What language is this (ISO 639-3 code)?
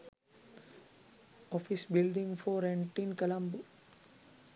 sin